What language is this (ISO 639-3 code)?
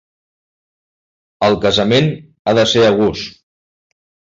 cat